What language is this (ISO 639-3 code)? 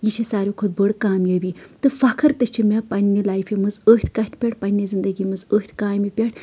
kas